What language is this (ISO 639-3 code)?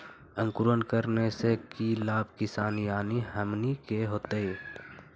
mag